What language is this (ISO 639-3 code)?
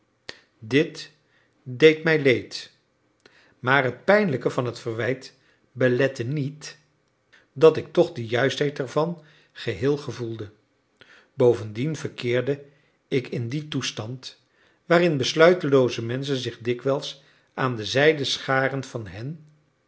nld